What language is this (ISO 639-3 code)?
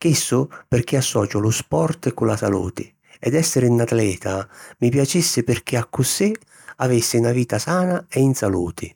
scn